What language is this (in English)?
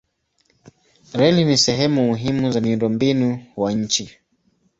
Swahili